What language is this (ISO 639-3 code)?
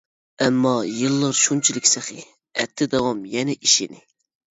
uig